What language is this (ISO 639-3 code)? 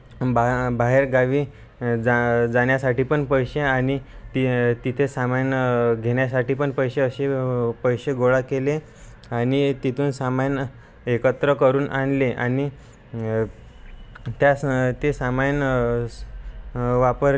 mar